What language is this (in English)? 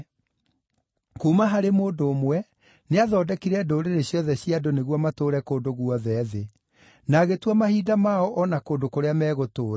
Kikuyu